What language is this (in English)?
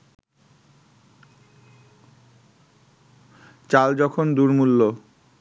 Bangla